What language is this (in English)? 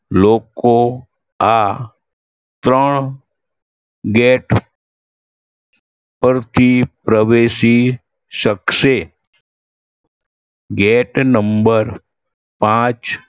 Gujarati